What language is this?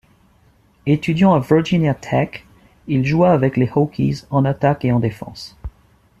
French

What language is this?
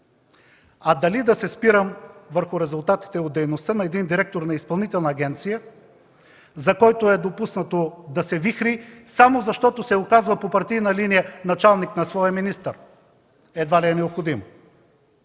Bulgarian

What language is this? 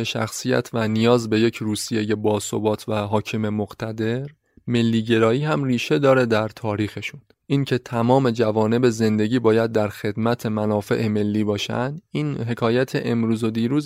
Persian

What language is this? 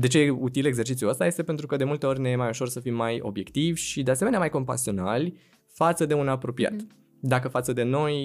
Romanian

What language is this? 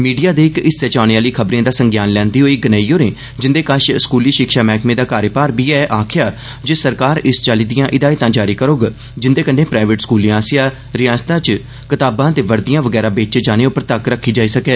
Dogri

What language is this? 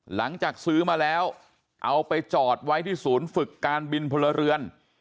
Thai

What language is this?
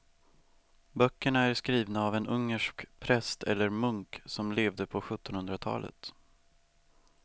Swedish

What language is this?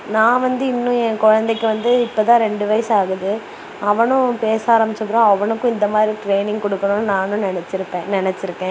Tamil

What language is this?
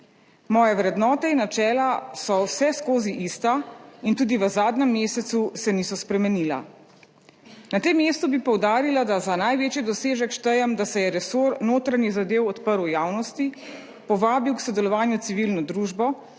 Slovenian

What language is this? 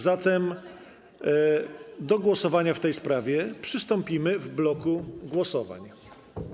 Polish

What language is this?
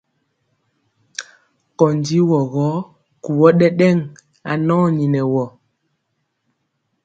Mpiemo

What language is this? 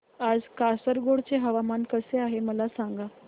Marathi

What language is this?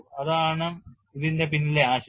Malayalam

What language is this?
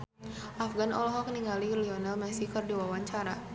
Sundanese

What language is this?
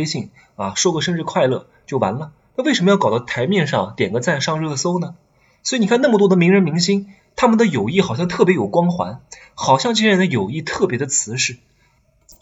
Chinese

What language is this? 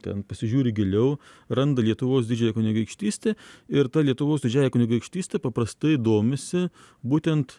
Lithuanian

